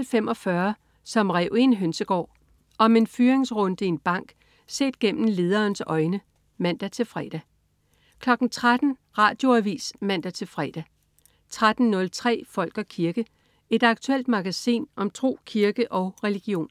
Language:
Danish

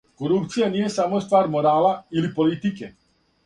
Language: Serbian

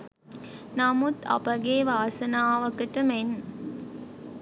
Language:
Sinhala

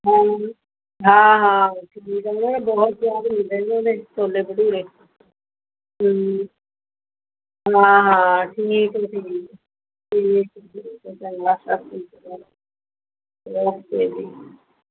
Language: Punjabi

